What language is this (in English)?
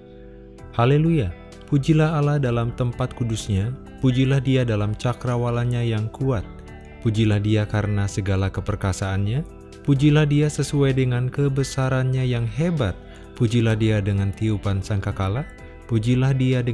Indonesian